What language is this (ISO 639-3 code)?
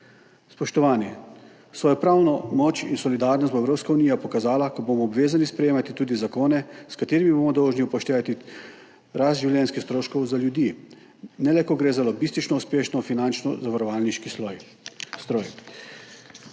slv